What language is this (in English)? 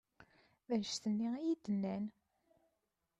Kabyle